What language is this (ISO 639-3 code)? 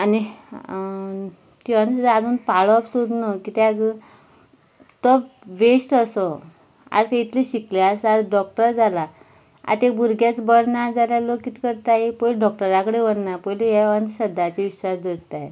kok